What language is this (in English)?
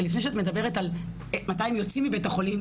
Hebrew